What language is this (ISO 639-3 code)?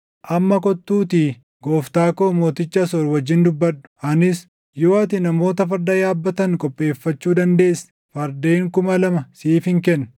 orm